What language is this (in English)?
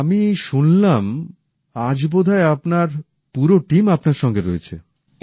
Bangla